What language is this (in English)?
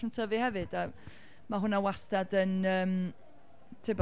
Welsh